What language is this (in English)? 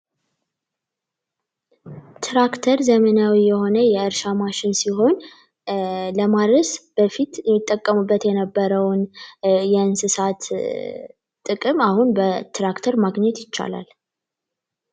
Amharic